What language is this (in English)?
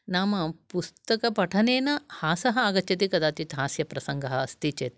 Sanskrit